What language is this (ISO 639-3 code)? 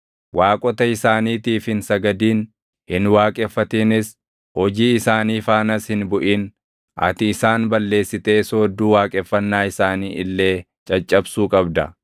orm